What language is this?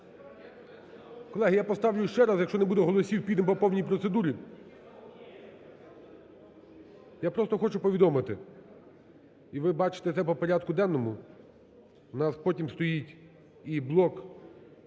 Ukrainian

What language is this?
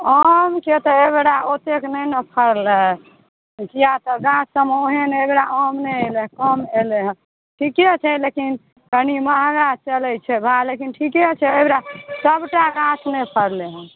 Maithili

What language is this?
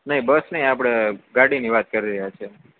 Gujarati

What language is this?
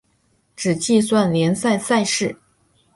Chinese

